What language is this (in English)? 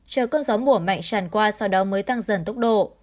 Vietnamese